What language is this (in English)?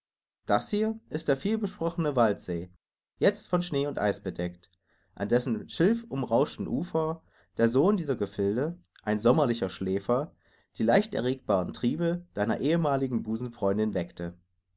German